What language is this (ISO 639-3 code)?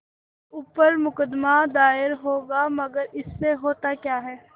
hin